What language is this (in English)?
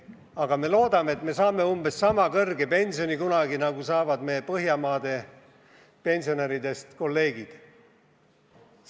Estonian